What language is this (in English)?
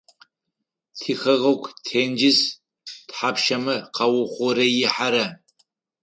Adyghe